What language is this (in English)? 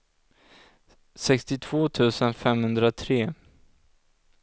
Swedish